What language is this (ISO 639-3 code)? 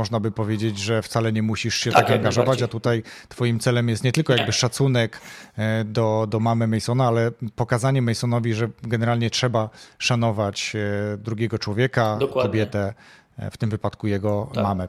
pol